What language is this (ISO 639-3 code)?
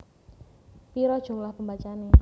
jav